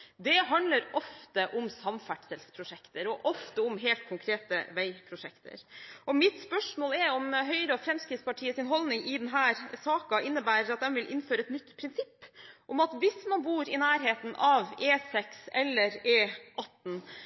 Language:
Norwegian Bokmål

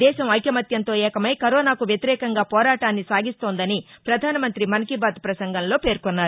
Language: Telugu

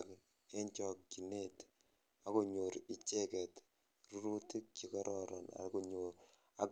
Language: Kalenjin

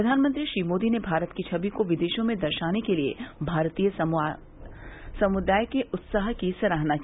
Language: Hindi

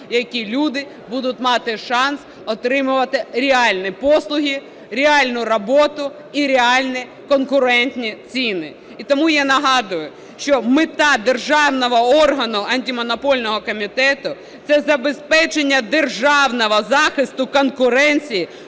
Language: Ukrainian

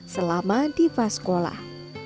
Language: Indonesian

